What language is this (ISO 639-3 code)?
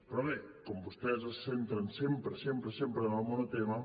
cat